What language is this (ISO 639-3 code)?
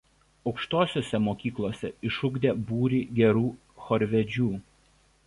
lit